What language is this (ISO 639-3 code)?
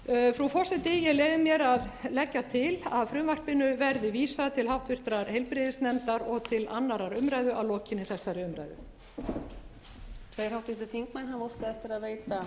isl